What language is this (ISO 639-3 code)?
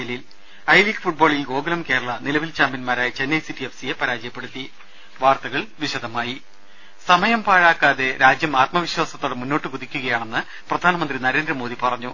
mal